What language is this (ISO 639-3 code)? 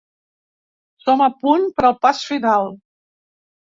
cat